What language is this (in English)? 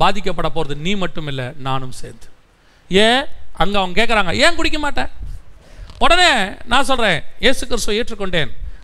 Tamil